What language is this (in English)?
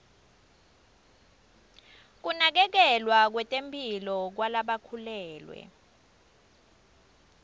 Swati